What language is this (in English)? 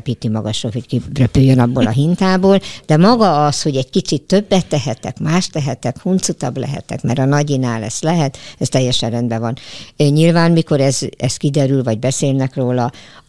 Hungarian